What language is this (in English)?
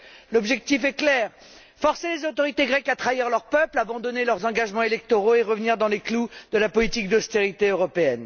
French